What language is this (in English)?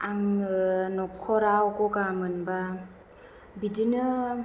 Bodo